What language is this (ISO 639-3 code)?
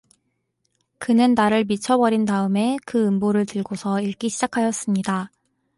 kor